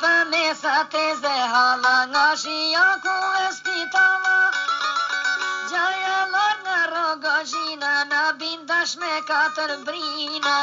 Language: Romanian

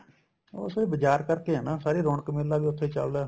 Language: Punjabi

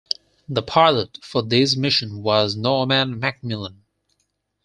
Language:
English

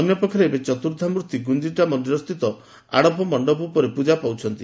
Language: Odia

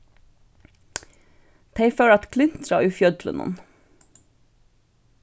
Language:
Faroese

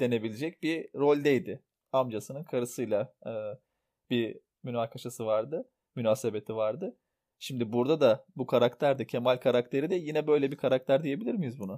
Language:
Turkish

